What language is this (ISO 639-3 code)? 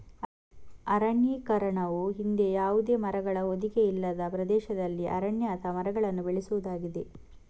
kan